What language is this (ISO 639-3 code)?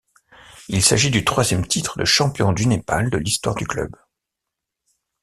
fra